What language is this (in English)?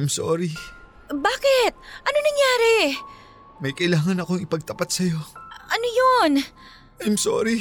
Filipino